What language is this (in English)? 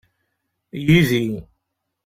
Kabyle